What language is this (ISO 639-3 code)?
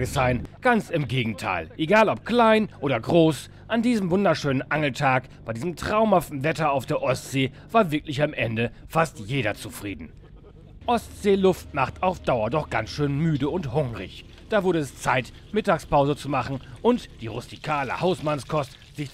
deu